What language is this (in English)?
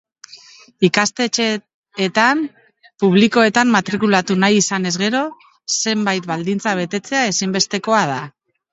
Basque